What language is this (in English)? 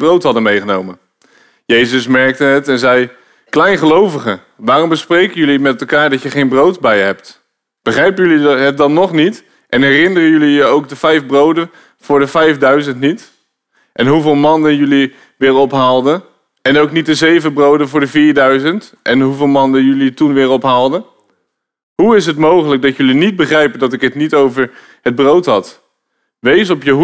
Dutch